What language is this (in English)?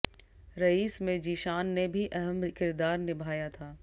Hindi